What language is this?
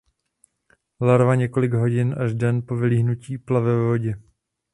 Czech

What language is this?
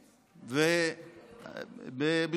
Hebrew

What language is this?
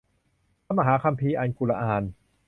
Thai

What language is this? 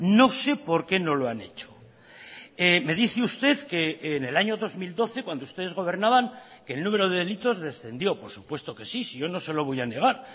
Spanish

